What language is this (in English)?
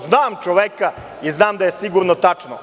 Serbian